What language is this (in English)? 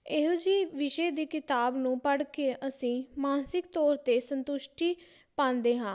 Punjabi